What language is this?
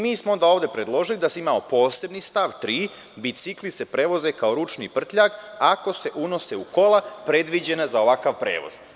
Serbian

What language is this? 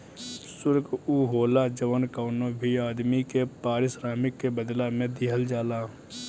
Bhojpuri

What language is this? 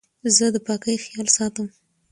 Pashto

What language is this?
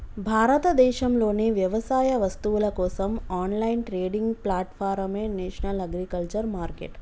Telugu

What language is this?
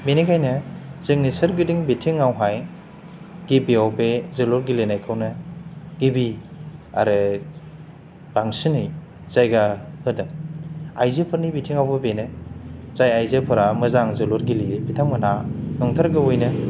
Bodo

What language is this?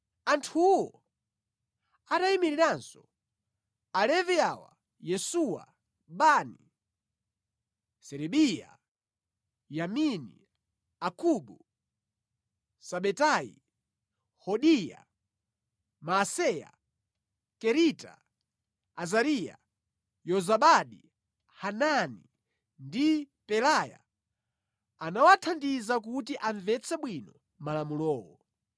Nyanja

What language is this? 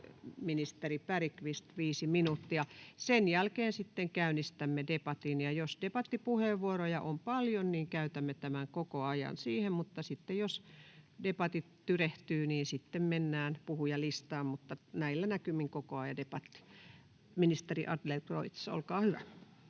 Finnish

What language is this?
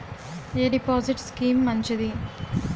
Telugu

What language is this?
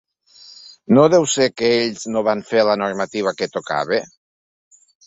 Catalan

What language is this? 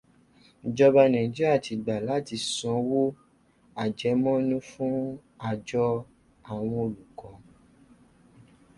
Yoruba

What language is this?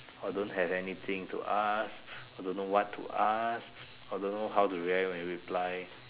English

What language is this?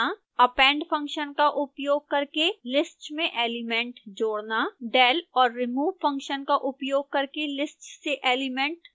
Hindi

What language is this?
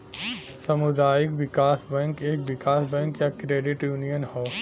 Bhojpuri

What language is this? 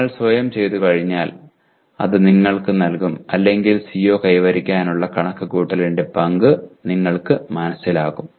Malayalam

